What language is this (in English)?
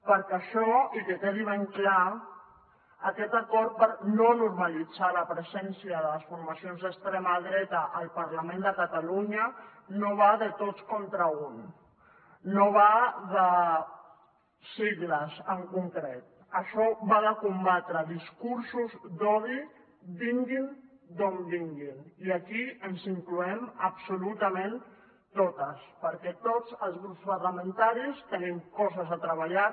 Catalan